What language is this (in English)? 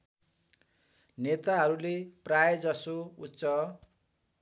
Nepali